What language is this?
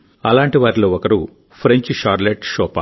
Telugu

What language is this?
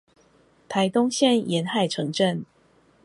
Chinese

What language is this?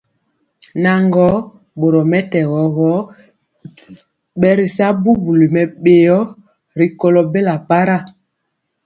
Mpiemo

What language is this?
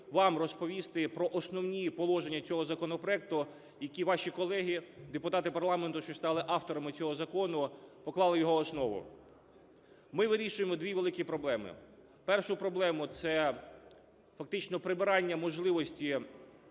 Ukrainian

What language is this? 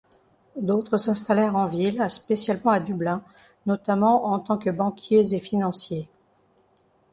French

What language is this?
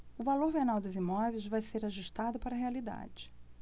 Portuguese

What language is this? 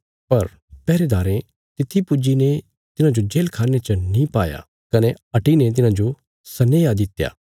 Bilaspuri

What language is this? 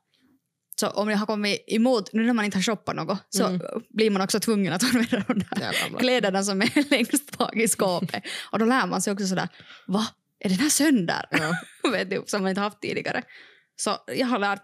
Swedish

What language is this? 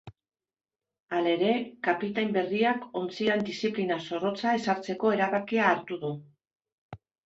Basque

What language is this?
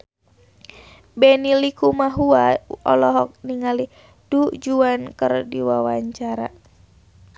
Sundanese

